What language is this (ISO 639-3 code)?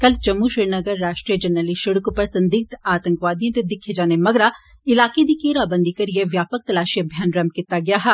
doi